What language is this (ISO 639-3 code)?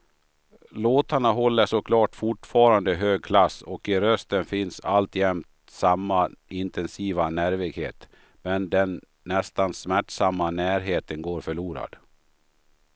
swe